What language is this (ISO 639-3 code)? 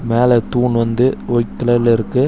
tam